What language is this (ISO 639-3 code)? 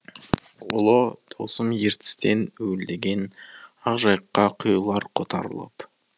kaz